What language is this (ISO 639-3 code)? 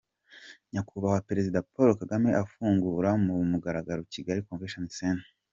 kin